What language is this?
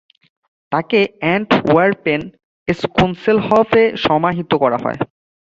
Bangla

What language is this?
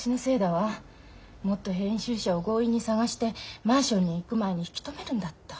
Japanese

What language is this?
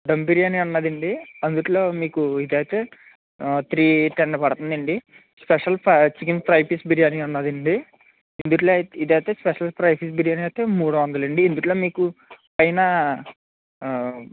Telugu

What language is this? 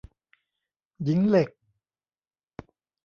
Thai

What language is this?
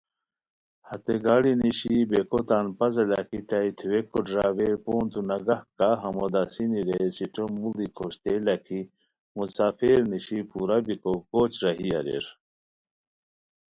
Khowar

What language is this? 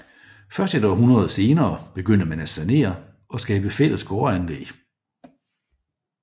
Danish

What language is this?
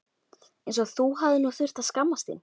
Icelandic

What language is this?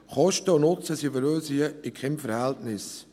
Swiss German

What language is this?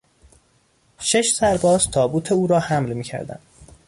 Persian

